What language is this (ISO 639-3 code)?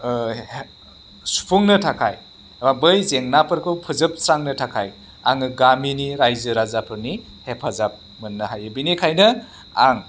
brx